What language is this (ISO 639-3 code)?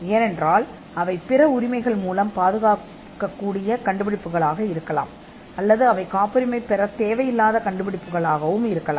tam